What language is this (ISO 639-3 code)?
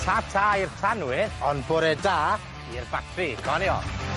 cym